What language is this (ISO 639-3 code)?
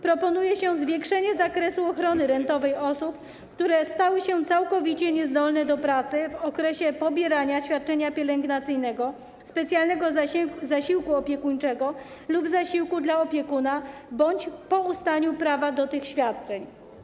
pol